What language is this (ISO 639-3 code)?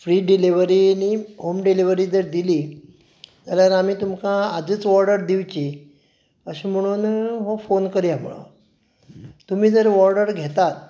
kok